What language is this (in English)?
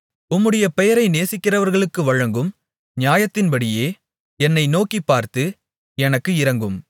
Tamil